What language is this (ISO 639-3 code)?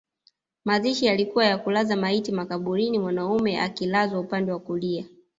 swa